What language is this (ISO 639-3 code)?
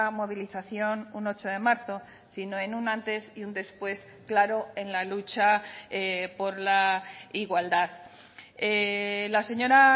spa